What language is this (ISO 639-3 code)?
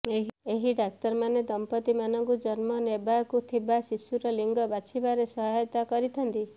ori